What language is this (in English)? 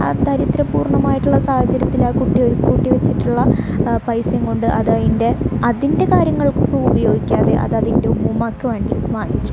Malayalam